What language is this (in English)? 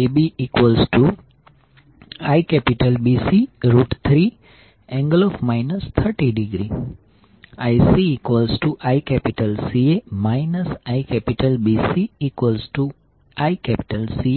Gujarati